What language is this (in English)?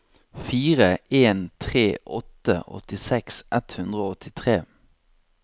Norwegian